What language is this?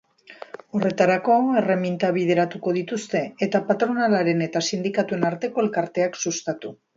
Basque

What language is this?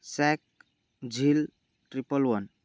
Marathi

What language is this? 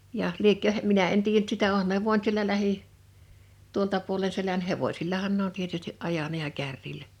Finnish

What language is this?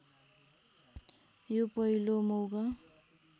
Nepali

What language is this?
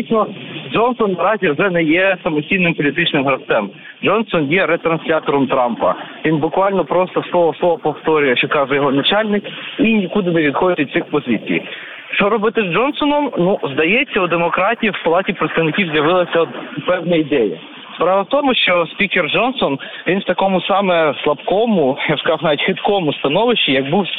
Ukrainian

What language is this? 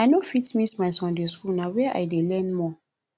Nigerian Pidgin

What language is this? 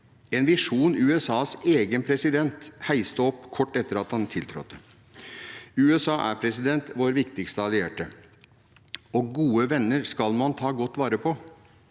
Norwegian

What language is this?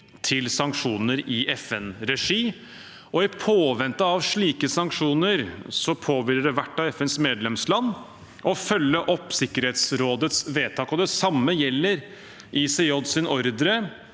Norwegian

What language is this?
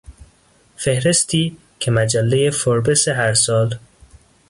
Persian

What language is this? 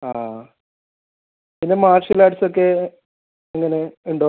Malayalam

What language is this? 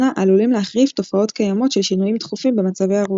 Hebrew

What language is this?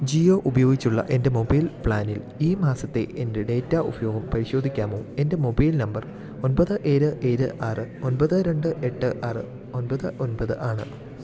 Malayalam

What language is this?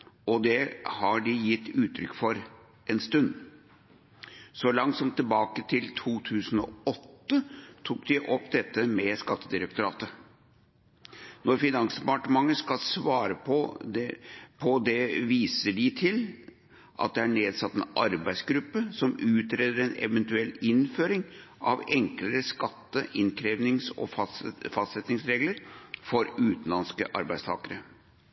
Norwegian Bokmål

